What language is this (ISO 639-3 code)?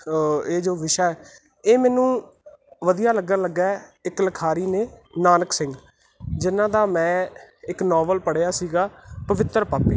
pan